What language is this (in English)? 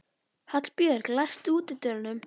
Icelandic